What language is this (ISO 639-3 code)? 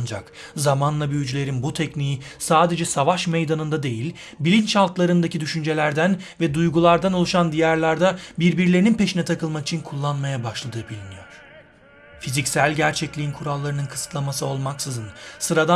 tur